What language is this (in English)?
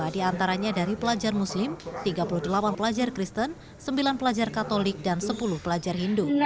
Indonesian